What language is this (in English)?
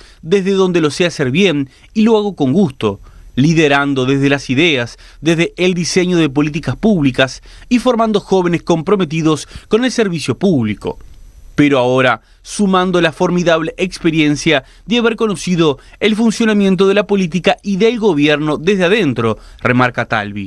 Spanish